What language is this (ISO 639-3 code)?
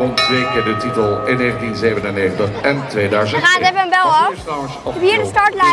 nld